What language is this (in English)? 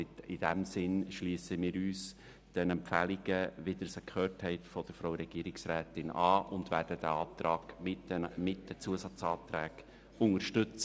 Swiss German